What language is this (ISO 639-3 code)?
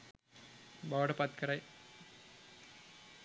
sin